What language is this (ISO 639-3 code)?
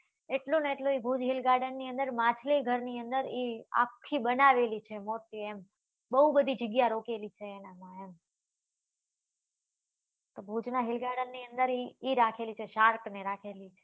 guj